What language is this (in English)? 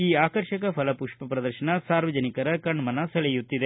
Kannada